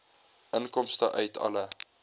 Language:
Afrikaans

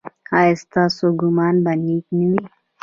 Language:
Pashto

